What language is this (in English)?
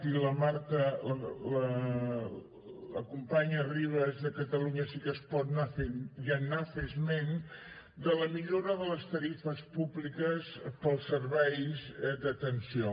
Catalan